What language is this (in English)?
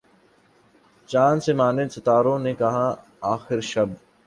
Urdu